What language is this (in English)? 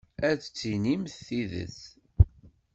Kabyle